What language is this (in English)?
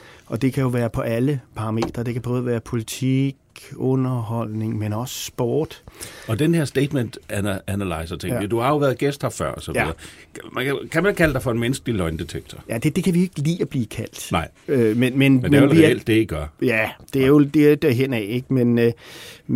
Danish